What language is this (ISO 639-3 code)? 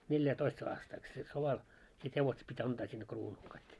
fin